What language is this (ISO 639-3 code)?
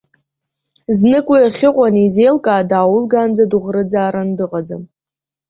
abk